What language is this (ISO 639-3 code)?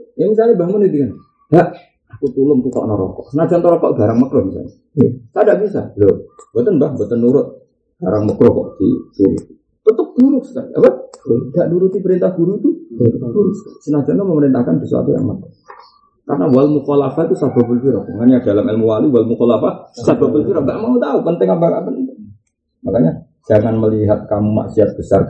ind